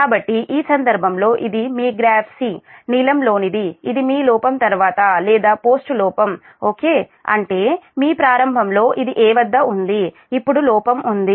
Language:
Telugu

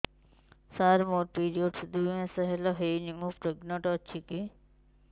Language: Odia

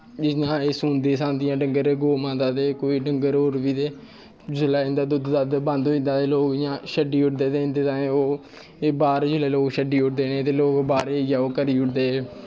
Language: Dogri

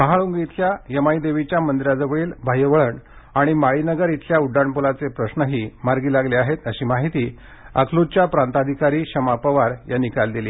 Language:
Marathi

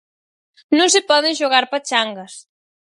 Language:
Galician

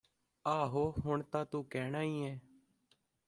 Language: Punjabi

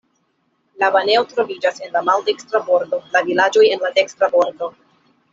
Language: Esperanto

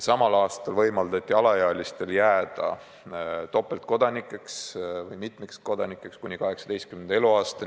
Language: Estonian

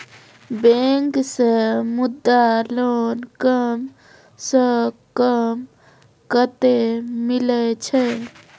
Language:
Maithili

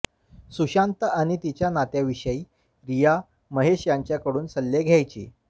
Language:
Marathi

